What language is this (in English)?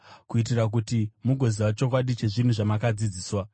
Shona